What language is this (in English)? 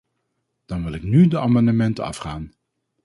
Dutch